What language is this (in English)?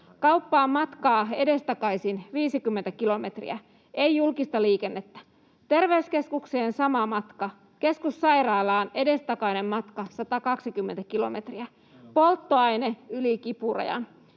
Finnish